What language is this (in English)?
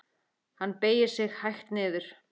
Icelandic